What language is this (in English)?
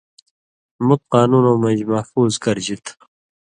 Indus Kohistani